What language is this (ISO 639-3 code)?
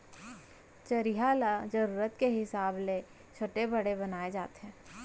hne